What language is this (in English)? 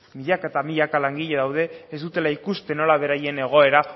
Basque